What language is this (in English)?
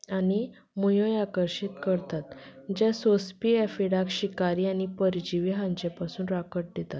Konkani